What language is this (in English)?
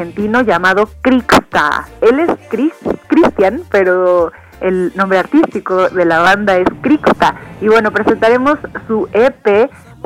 Spanish